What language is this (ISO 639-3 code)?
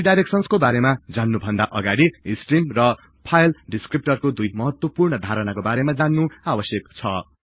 nep